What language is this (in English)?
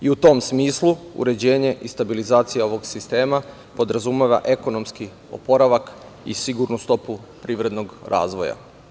Serbian